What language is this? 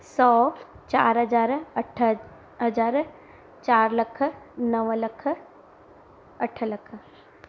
Sindhi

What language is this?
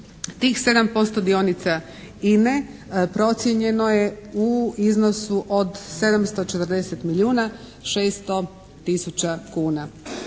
Croatian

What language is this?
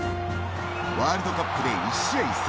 Japanese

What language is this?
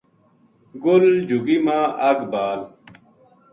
Gujari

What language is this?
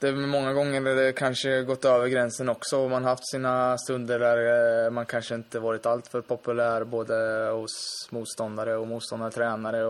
Swedish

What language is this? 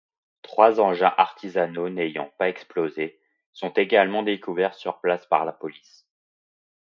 French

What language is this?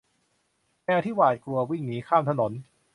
Thai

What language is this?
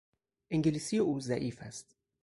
Persian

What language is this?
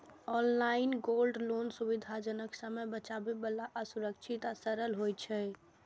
Maithili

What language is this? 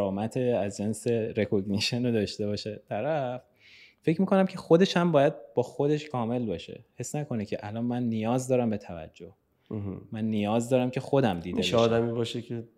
Persian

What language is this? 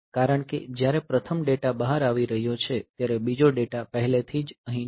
Gujarati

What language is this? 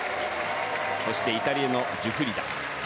Japanese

